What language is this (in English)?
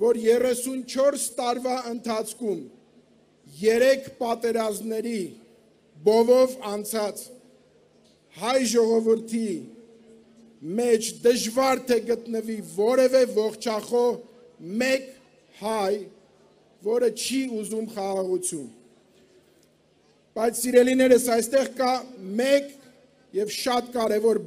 Romanian